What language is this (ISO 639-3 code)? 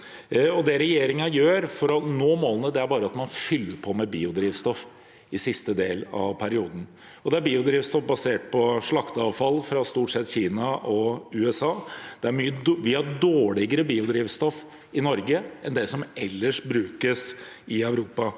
nor